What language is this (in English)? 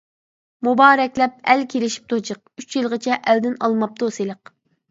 Uyghur